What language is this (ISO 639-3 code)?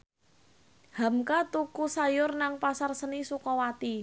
jav